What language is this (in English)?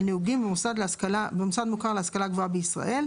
Hebrew